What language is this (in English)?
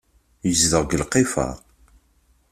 Kabyle